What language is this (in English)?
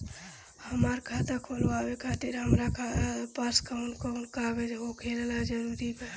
Bhojpuri